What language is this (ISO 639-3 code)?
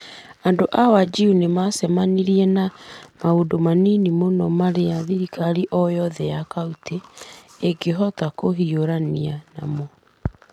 kik